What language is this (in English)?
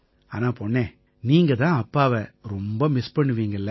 Tamil